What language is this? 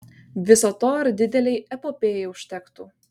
Lithuanian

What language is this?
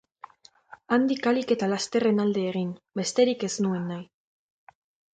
Basque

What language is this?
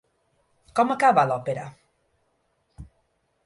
Catalan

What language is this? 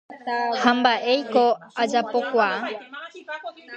Guarani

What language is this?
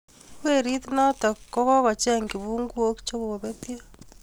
Kalenjin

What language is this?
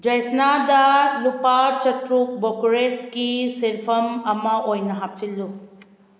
Manipuri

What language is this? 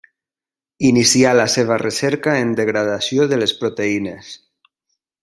Catalan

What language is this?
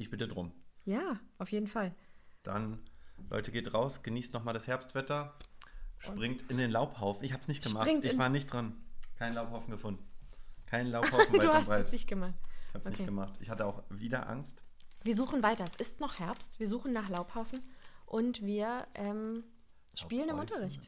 German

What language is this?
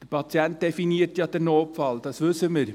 Swiss German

